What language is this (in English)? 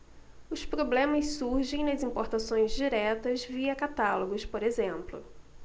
Portuguese